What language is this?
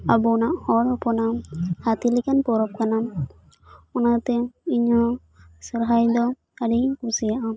Santali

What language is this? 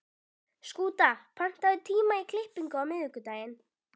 Icelandic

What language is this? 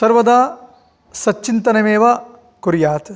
Sanskrit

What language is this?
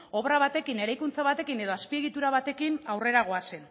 Basque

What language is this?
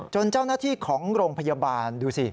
Thai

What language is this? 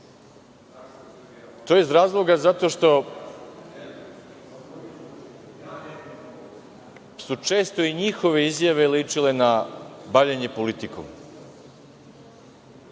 Serbian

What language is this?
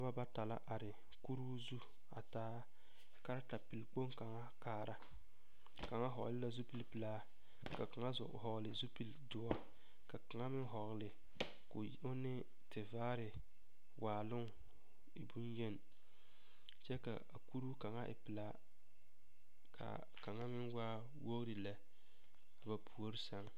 Southern Dagaare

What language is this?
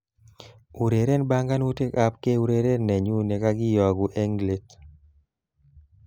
Kalenjin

